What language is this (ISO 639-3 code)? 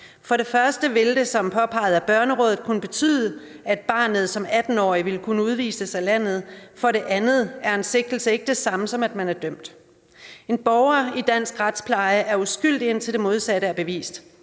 dan